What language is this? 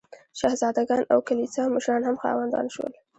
Pashto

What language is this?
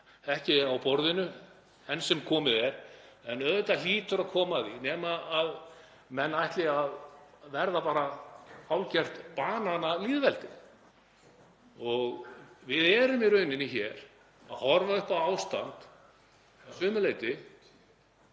Icelandic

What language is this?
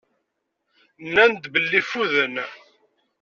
Kabyle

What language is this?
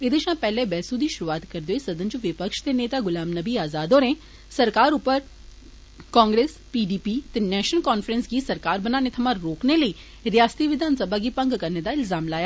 Dogri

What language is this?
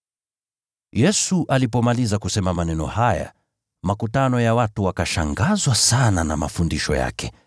Swahili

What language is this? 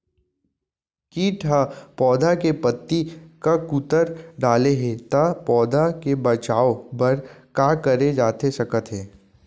Chhattisgarhi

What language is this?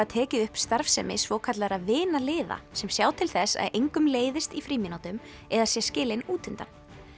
Icelandic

